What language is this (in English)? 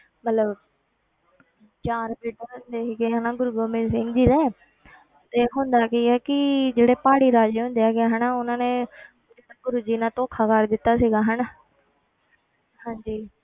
Punjabi